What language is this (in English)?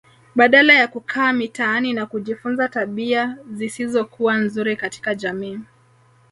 Swahili